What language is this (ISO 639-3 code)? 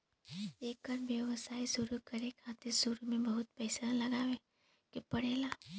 bho